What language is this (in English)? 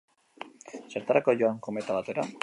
Basque